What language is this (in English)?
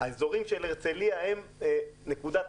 Hebrew